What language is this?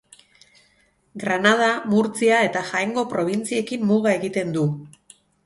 Basque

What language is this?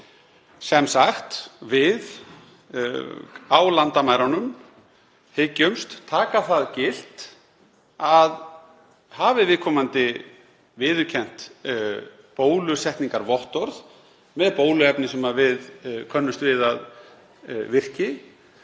Icelandic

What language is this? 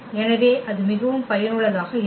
Tamil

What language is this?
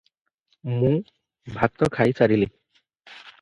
Odia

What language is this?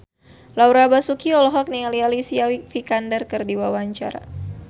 Sundanese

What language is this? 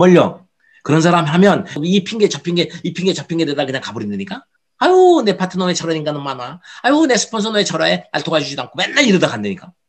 Korean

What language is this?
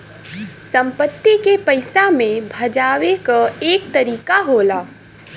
Bhojpuri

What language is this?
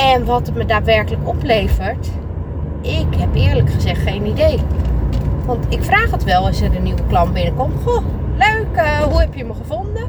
Dutch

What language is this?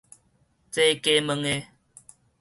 Min Nan Chinese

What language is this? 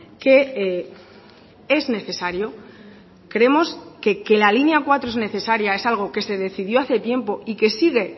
Spanish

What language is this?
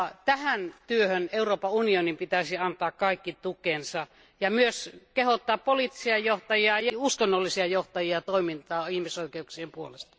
Finnish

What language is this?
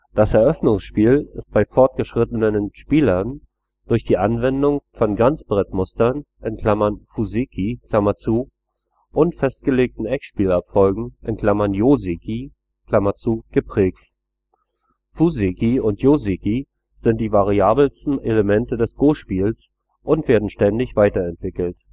German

